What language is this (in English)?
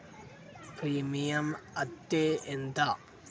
Telugu